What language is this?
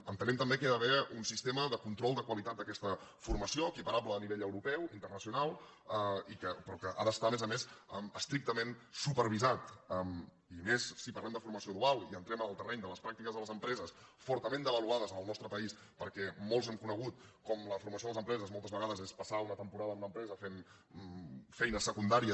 Catalan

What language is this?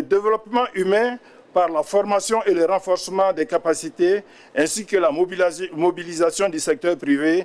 French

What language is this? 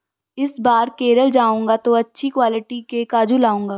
Hindi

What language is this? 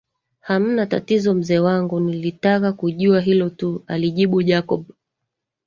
Swahili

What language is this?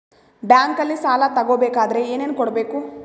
Kannada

